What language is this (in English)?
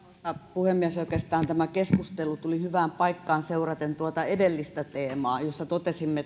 Finnish